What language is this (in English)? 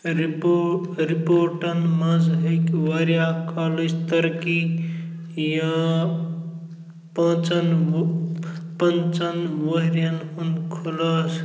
Kashmiri